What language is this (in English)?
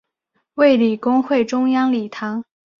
Chinese